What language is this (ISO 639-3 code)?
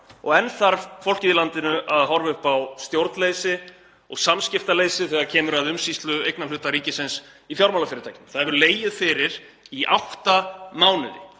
isl